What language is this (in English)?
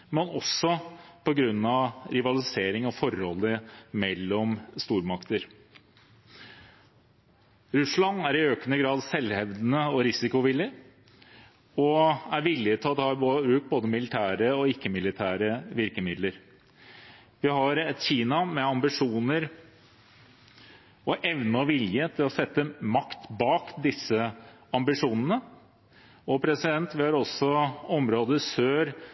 Norwegian Bokmål